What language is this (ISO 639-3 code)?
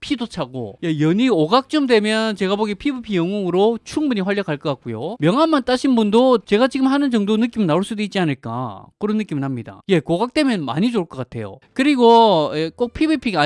kor